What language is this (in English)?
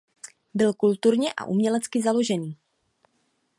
Czech